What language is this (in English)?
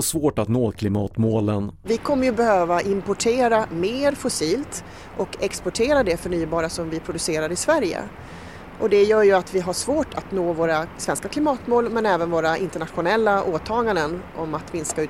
Swedish